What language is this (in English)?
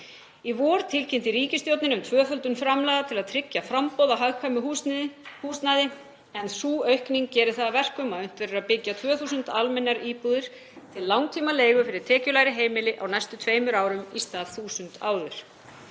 Icelandic